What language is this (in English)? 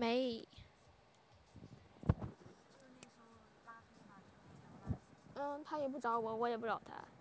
Chinese